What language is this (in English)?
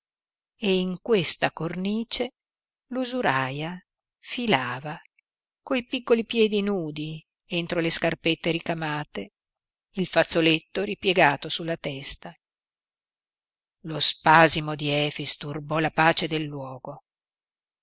Italian